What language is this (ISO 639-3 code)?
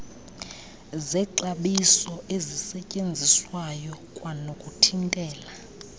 xho